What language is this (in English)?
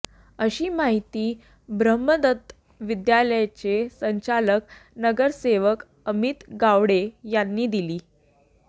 Marathi